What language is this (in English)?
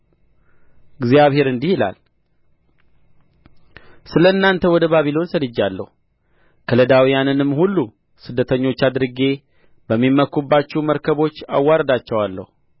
Amharic